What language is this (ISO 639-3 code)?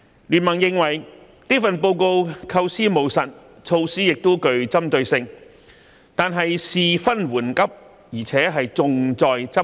yue